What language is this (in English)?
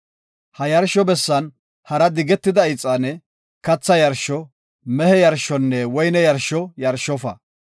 Gofa